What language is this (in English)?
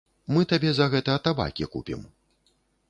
Belarusian